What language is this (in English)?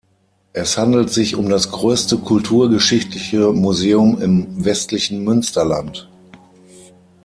German